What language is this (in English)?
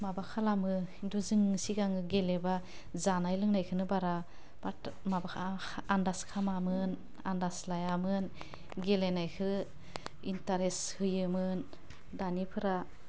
Bodo